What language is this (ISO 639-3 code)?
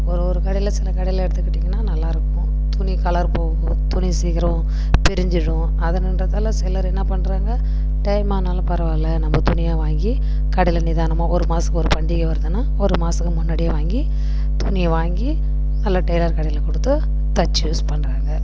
tam